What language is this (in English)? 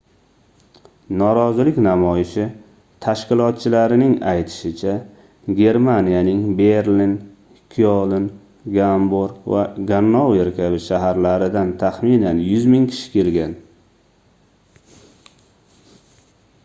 Uzbek